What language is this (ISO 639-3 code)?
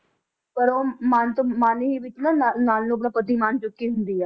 pan